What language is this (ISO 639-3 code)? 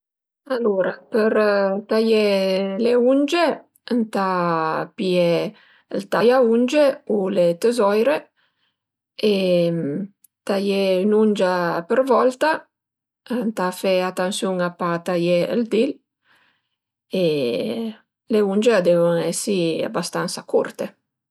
pms